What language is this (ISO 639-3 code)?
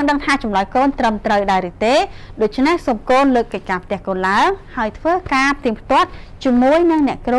tha